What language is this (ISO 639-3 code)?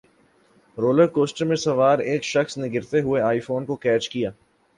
urd